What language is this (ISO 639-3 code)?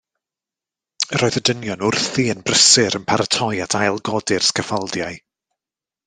cym